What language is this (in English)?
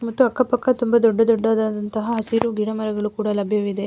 Kannada